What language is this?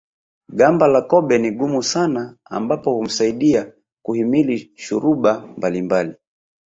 Swahili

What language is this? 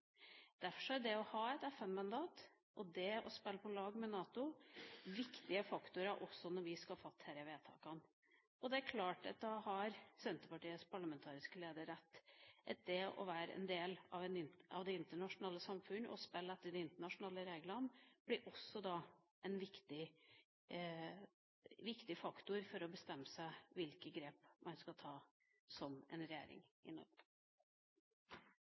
Norwegian Bokmål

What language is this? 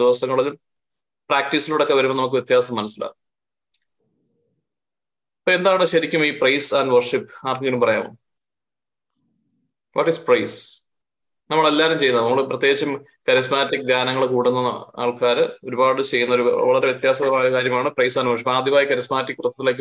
Malayalam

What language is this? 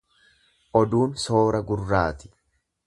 Oromo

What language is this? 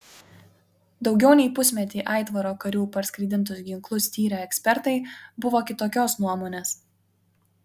Lithuanian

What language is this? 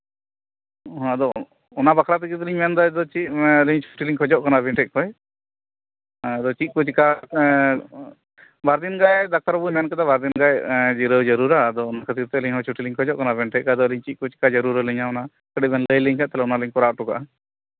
Santali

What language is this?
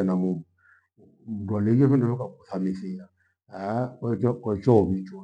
Gweno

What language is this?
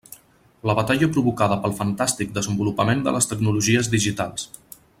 Catalan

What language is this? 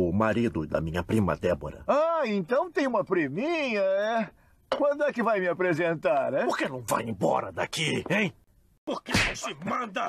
Portuguese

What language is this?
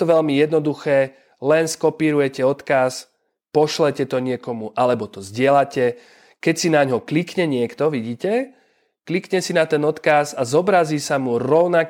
Slovak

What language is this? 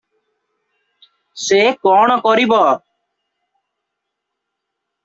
Odia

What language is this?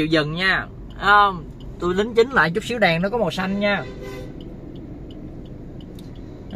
Vietnamese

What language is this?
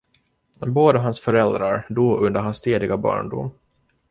Swedish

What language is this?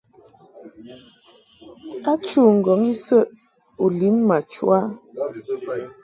Mungaka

